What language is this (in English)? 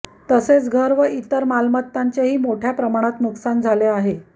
Marathi